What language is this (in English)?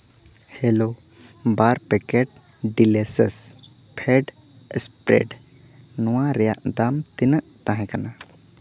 Santali